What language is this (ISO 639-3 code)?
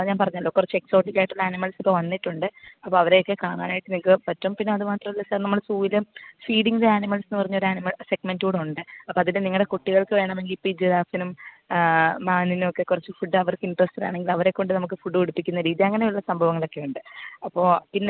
mal